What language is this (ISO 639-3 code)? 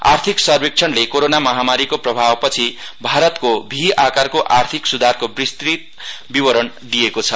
nep